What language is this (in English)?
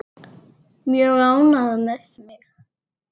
Icelandic